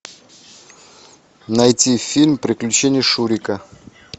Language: Russian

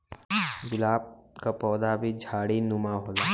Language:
Bhojpuri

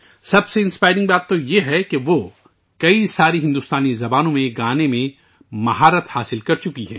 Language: Urdu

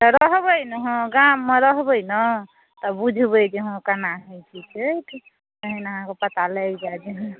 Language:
Maithili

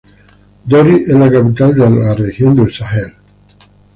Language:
Spanish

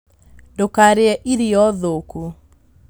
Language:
Kikuyu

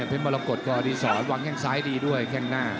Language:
Thai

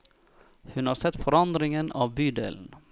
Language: Norwegian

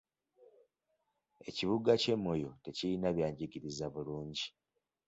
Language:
Ganda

